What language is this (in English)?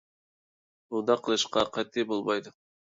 Uyghur